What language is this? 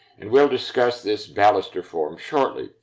English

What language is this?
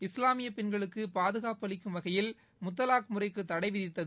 Tamil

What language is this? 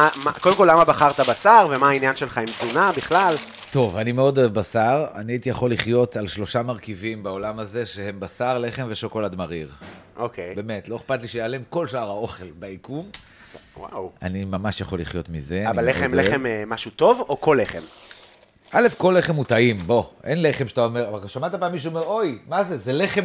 Hebrew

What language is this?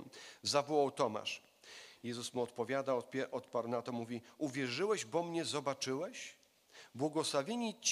Polish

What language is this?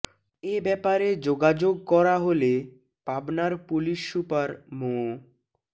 Bangla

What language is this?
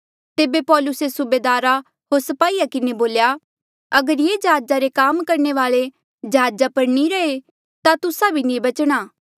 Mandeali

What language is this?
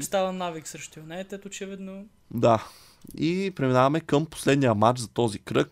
Bulgarian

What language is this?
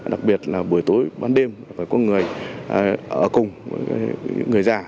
Vietnamese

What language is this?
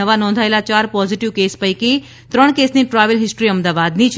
Gujarati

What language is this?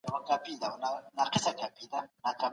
Pashto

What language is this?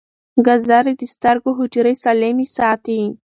Pashto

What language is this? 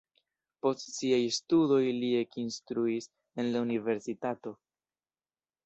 Esperanto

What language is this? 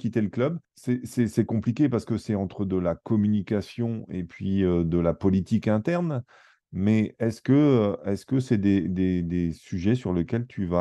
French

